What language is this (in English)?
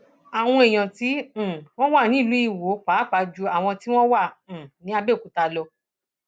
Yoruba